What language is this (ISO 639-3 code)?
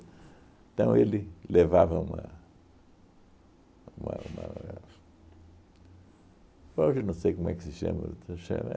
por